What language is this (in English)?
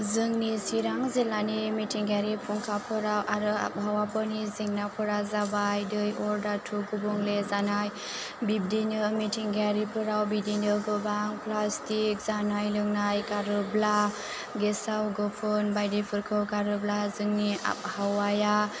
Bodo